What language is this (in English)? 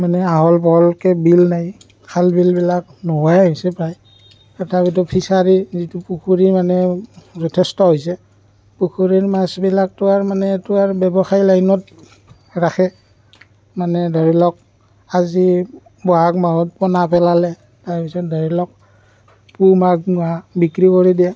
Assamese